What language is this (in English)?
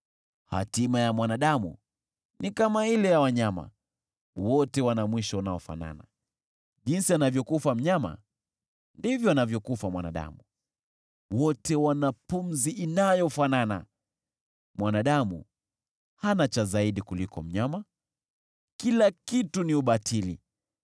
Swahili